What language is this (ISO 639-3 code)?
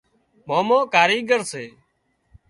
kxp